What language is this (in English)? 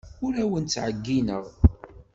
Kabyle